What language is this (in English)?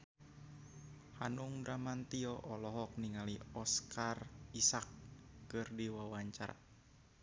Sundanese